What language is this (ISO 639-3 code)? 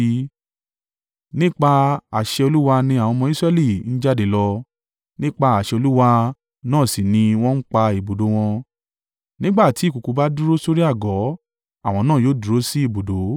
yor